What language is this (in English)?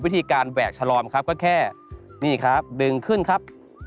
Thai